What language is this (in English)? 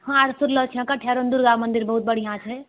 Maithili